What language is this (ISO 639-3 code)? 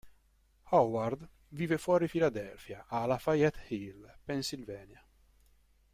ita